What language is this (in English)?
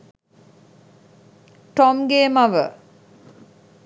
Sinhala